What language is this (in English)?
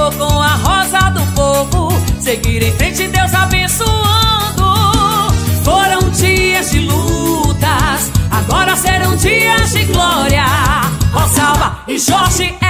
Portuguese